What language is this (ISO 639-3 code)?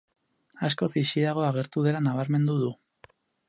eus